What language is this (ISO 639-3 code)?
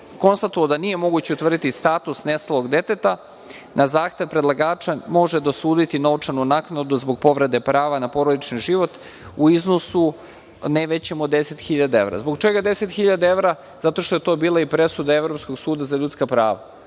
srp